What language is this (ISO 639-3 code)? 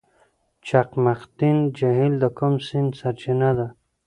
pus